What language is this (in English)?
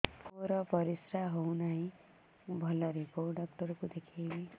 Odia